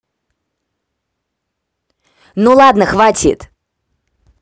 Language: Russian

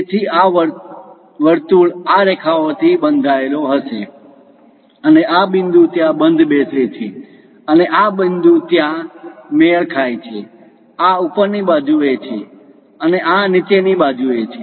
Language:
Gujarati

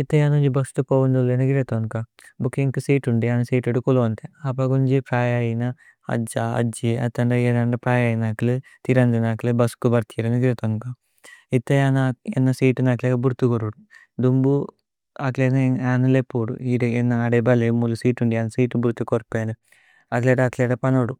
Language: Tulu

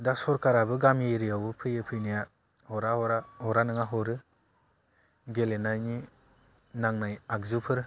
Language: Bodo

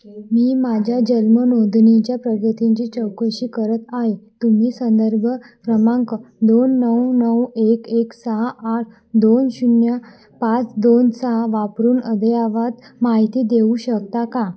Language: Marathi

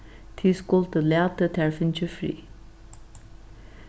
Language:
Faroese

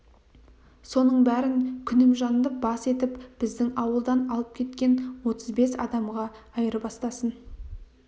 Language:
Kazakh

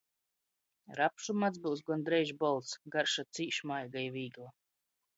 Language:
Latgalian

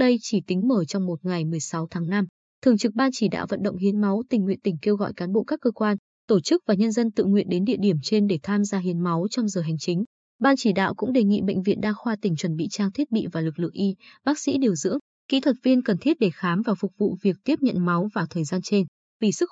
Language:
Vietnamese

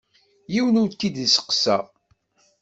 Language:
Kabyle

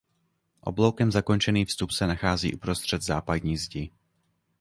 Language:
Czech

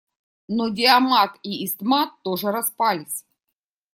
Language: Russian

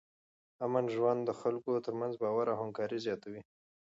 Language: Pashto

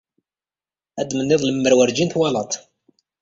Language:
Kabyle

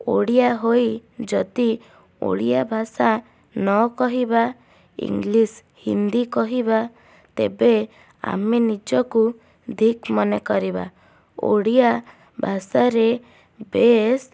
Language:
Odia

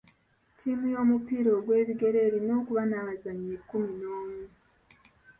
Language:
Ganda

